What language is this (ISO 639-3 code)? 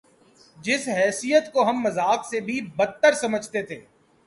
urd